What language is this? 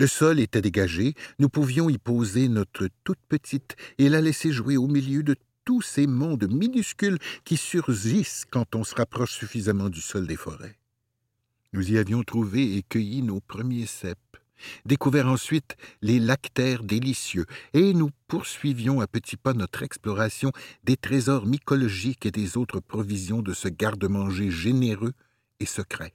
French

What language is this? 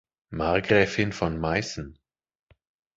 German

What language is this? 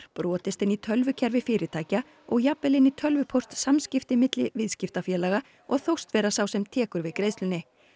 Icelandic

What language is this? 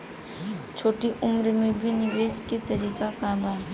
Bhojpuri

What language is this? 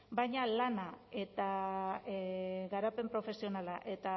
Basque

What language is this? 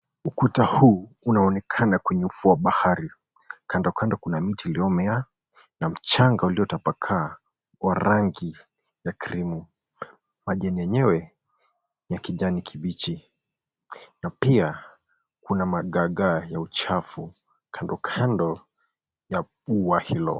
Swahili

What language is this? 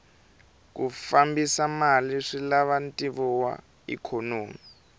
Tsonga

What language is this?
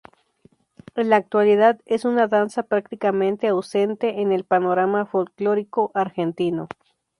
Spanish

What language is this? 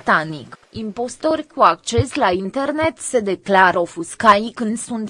Romanian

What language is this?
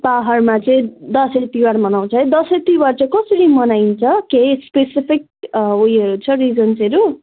Nepali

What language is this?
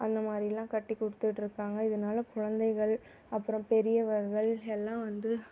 Tamil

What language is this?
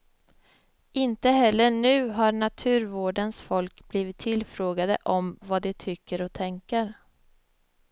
Swedish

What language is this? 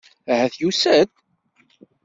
Kabyle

